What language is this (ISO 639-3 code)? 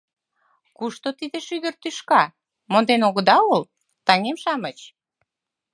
chm